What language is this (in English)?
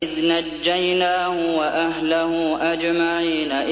Arabic